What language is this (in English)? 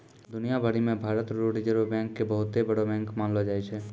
Maithili